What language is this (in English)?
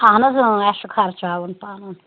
Kashmiri